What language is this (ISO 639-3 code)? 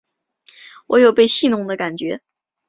zho